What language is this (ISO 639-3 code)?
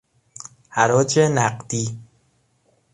fas